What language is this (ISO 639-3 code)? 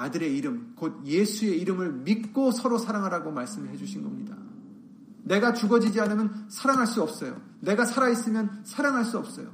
kor